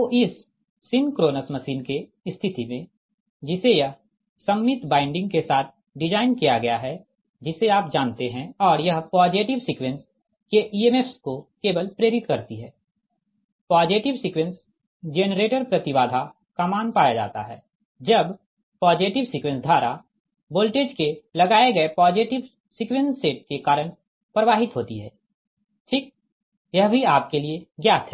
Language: Hindi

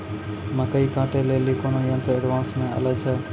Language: Maithili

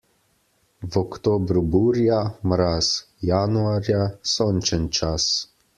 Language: Slovenian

